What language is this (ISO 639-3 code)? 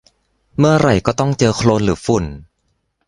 tha